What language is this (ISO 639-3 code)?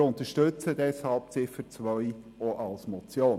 gsw